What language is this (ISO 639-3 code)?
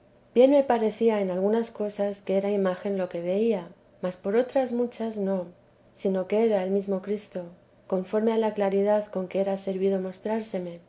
spa